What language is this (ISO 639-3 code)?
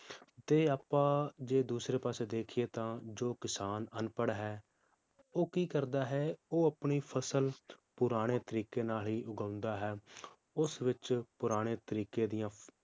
pan